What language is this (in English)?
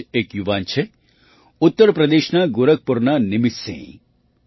Gujarati